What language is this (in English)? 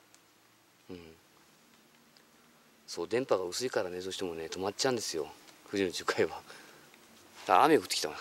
Japanese